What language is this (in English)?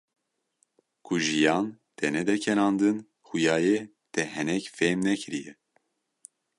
Kurdish